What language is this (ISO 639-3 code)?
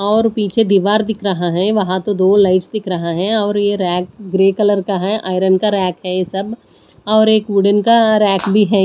hin